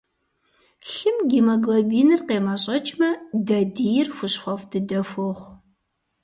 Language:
Kabardian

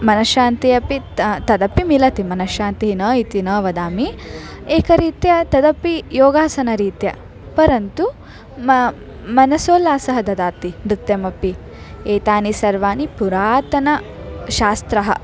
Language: Sanskrit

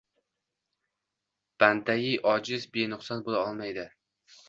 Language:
Uzbek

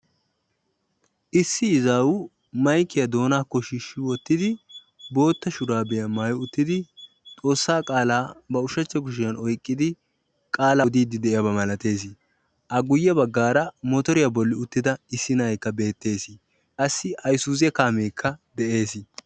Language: Wolaytta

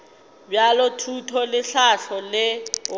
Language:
Northern Sotho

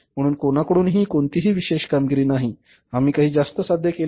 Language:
Marathi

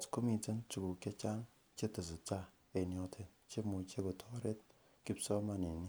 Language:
Kalenjin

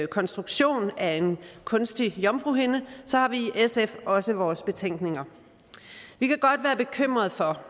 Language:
Danish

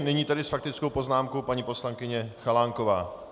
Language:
Czech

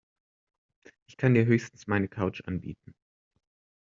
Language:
German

